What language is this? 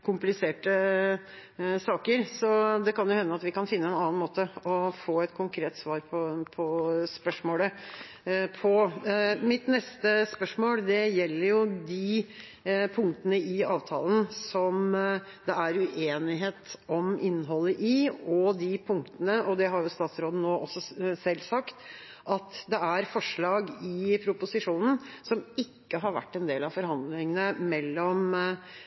Norwegian Bokmål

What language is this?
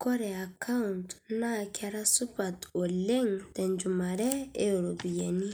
Masai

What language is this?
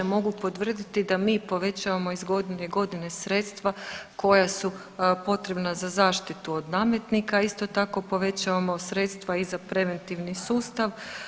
Croatian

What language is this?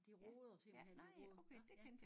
Danish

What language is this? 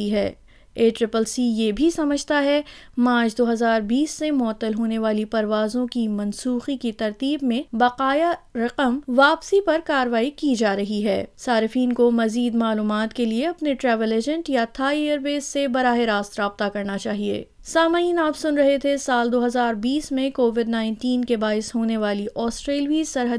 Urdu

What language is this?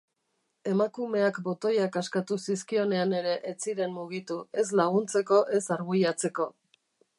Basque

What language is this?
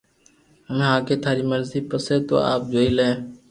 Loarki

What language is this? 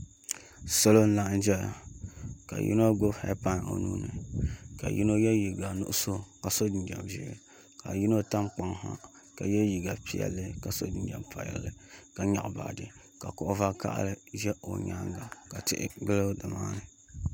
Dagbani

